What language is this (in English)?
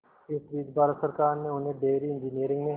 Hindi